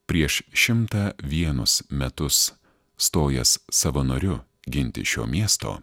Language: Lithuanian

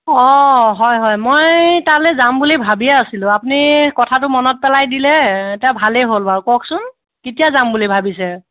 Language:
Assamese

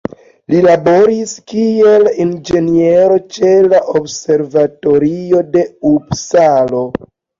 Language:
Esperanto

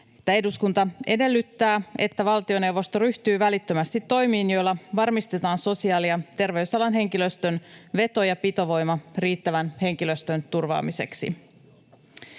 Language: Finnish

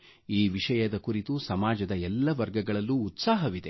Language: Kannada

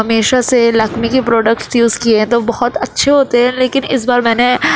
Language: Urdu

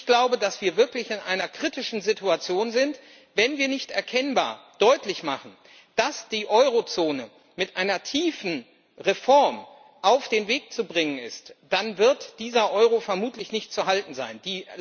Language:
German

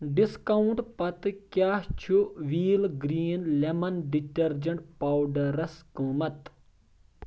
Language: Kashmiri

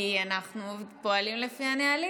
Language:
Hebrew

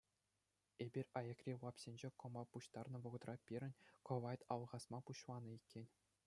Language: Chuvash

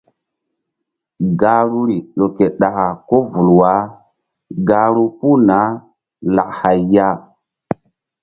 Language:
Mbum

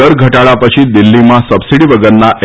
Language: Gujarati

